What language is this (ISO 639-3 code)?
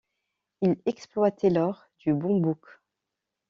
fra